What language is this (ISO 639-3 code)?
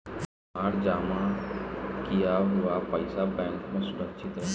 bho